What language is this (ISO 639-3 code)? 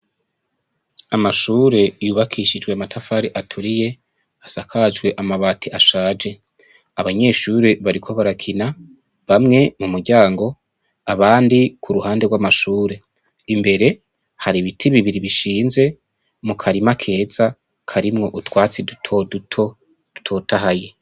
run